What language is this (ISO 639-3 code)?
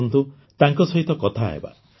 ori